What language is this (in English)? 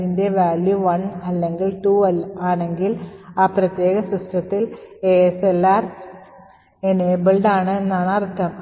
Malayalam